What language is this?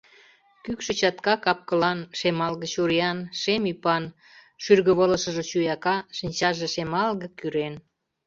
Mari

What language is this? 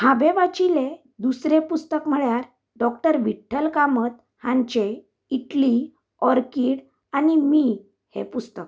Konkani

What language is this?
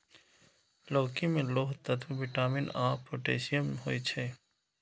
Maithili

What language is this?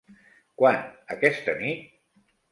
Catalan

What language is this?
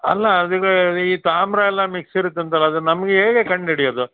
Kannada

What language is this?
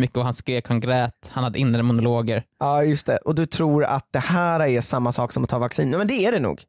Swedish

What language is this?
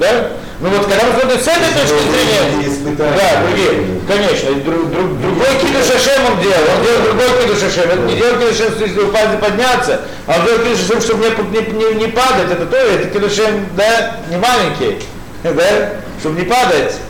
Russian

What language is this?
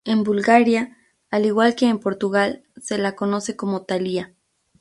Spanish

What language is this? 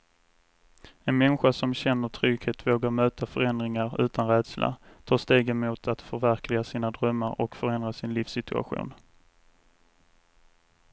Swedish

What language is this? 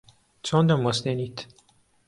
Central Kurdish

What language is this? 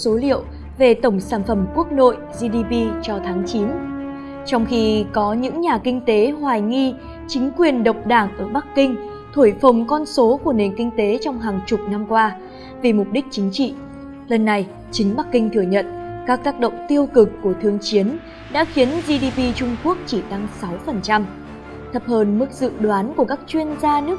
Vietnamese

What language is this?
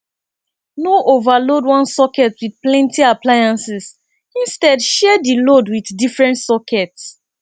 Nigerian Pidgin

